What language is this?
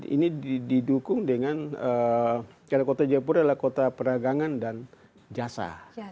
Indonesian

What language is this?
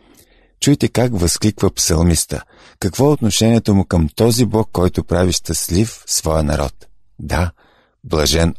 Bulgarian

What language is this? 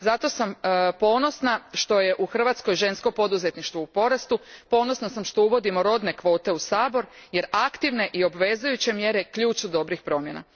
Croatian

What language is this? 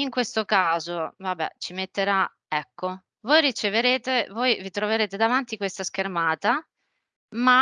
Italian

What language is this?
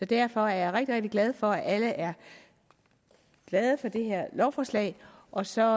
Danish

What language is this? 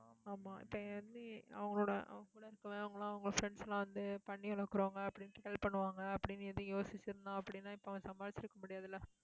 Tamil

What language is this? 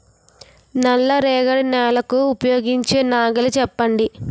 Telugu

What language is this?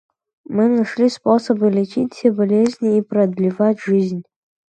Russian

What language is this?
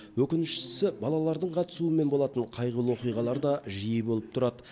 Kazakh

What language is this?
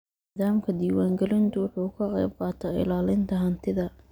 Somali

